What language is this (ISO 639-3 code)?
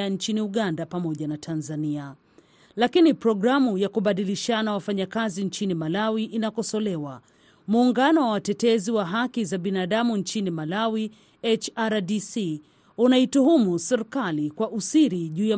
swa